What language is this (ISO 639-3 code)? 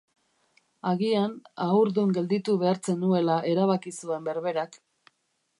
eus